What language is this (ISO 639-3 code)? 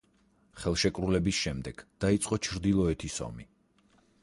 kat